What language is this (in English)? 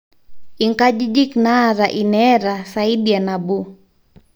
Masai